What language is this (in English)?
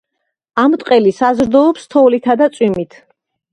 Georgian